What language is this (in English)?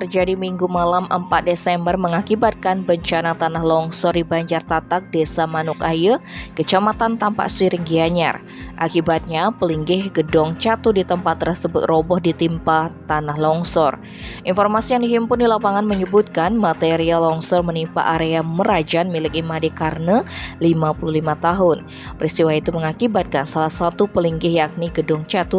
Indonesian